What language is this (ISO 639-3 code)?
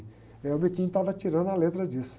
por